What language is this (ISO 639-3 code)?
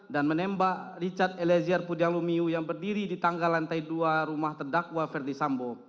ind